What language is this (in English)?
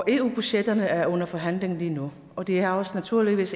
Danish